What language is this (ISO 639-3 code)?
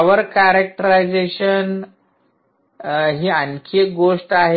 mar